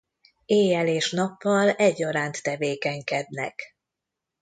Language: Hungarian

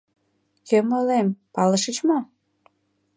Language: Mari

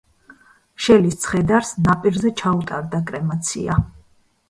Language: Georgian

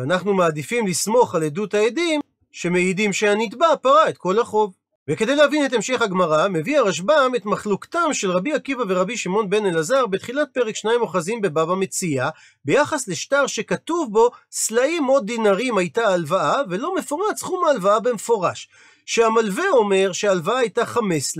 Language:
Hebrew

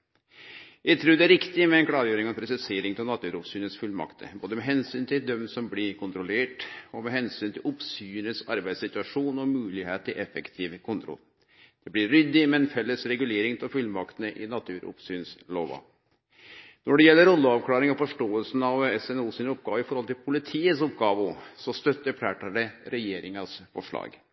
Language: Norwegian Nynorsk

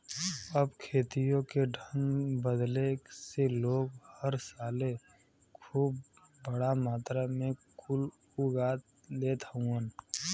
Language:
Bhojpuri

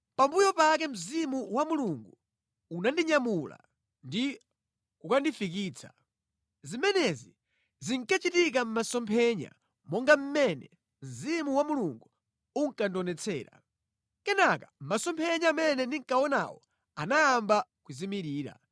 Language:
Nyanja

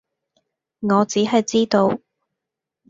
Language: Cantonese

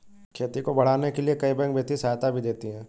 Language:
Hindi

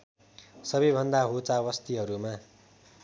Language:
Nepali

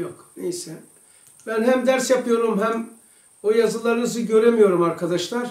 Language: Turkish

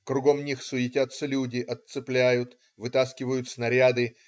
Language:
Russian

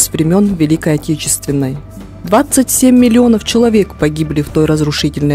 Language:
Russian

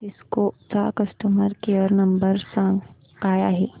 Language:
Marathi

